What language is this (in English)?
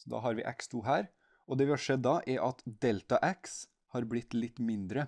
Norwegian